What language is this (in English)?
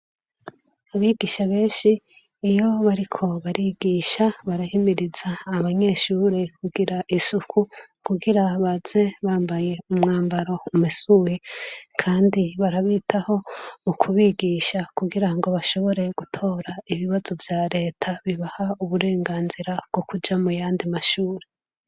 Rundi